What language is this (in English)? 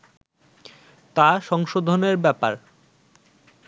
Bangla